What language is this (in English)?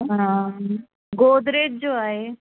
Sindhi